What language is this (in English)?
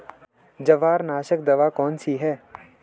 Hindi